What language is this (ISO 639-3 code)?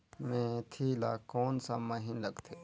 hne